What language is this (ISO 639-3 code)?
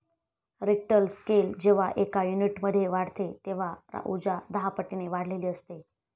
mar